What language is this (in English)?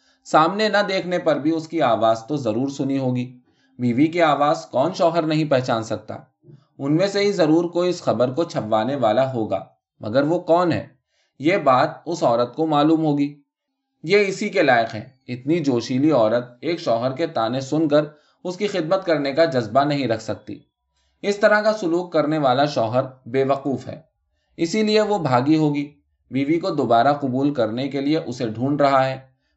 Urdu